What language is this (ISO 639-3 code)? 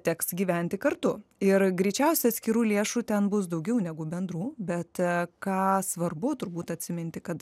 lit